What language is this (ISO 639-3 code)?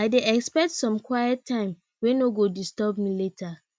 pcm